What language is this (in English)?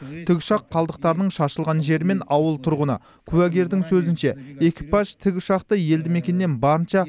Kazakh